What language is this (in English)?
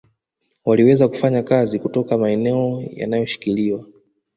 Swahili